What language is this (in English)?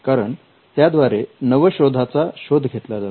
Marathi